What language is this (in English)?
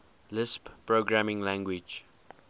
English